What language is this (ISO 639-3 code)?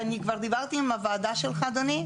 heb